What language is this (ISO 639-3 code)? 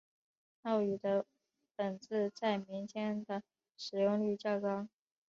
zho